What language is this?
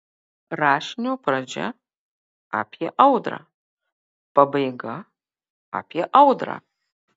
Lithuanian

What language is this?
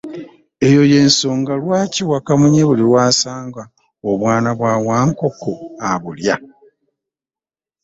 Ganda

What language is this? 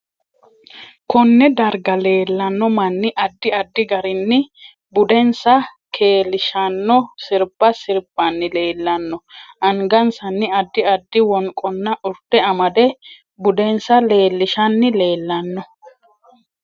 Sidamo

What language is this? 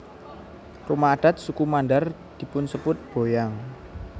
Javanese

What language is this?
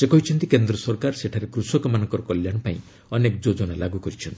Odia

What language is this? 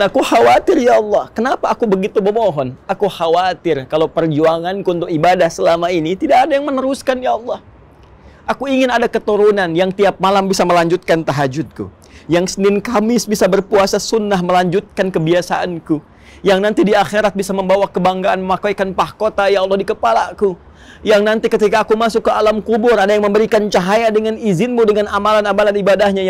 Indonesian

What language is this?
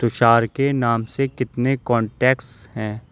Urdu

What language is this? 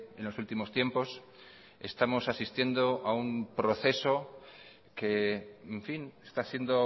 Spanish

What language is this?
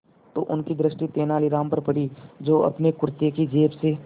Hindi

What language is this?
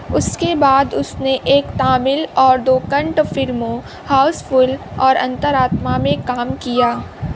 Urdu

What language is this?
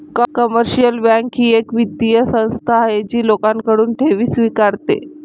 Marathi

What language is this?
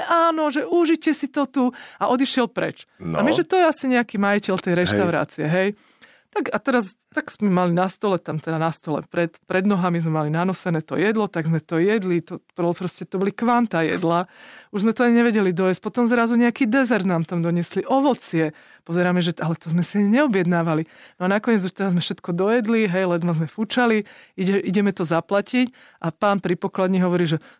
Slovak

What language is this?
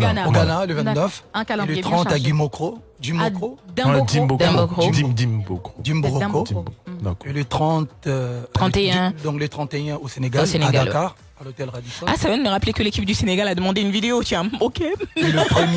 French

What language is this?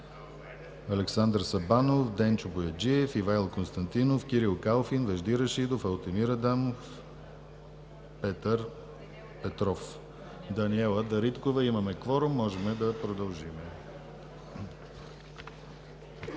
Bulgarian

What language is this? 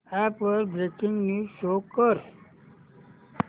Marathi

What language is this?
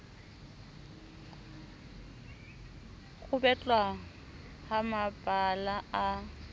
Southern Sotho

